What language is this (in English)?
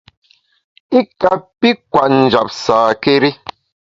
Bamun